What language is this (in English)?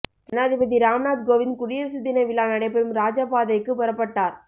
Tamil